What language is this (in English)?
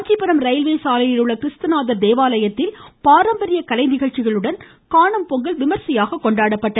Tamil